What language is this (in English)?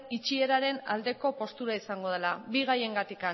Basque